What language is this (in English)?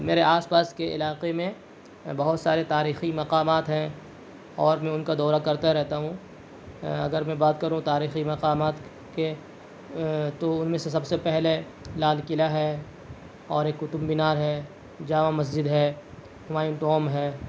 Urdu